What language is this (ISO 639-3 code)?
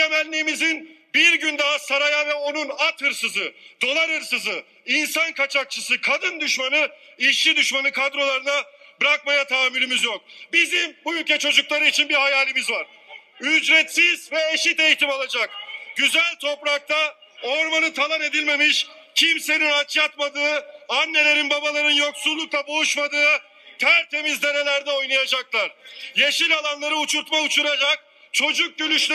tur